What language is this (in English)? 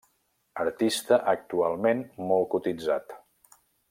Catalan